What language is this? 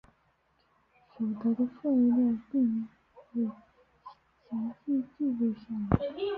Chinese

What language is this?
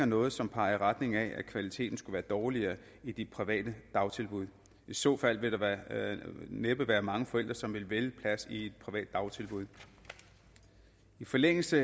Danish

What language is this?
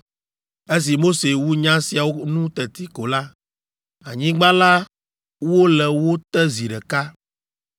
Ewe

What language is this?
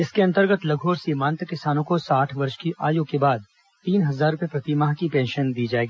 Hindi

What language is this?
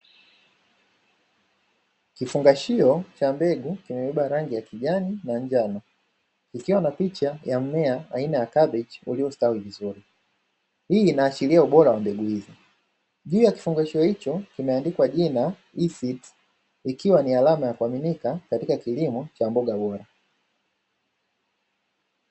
Swahili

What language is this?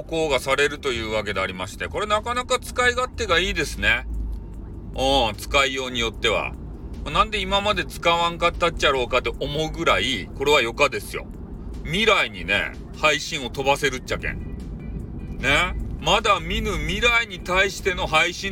Japanese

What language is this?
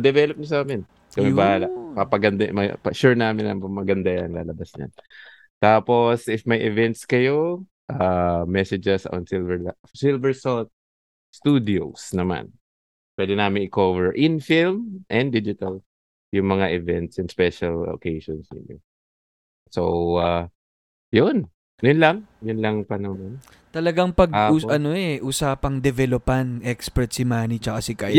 Filipino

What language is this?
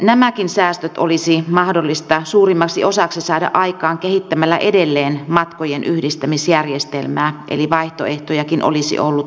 Finnish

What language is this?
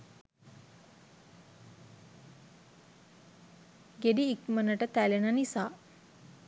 Sinhala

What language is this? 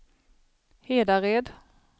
Swedish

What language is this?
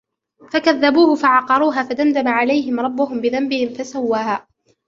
Arabic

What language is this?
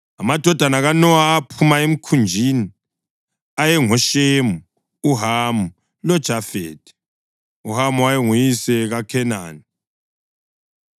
North Ndebele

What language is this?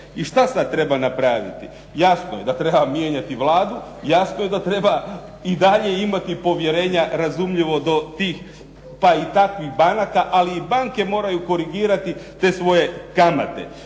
Croatian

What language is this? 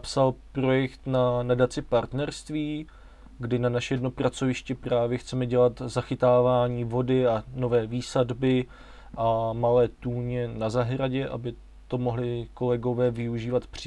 Czech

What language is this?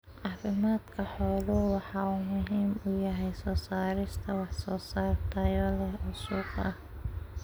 Somali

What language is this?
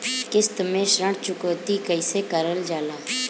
Bhojpuri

